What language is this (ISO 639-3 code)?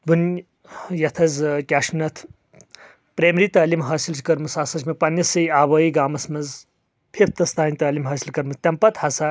kas